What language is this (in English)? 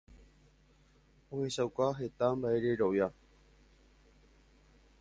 Guarani